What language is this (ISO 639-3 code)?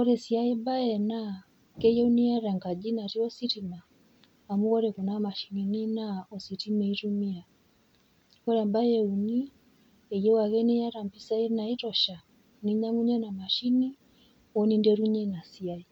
mas